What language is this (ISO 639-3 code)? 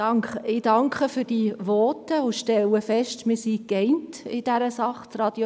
gsw